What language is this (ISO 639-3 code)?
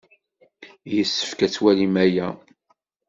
kab